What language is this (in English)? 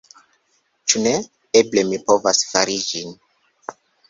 Esperanto